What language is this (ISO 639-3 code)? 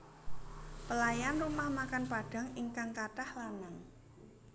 jav